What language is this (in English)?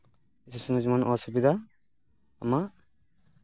Santali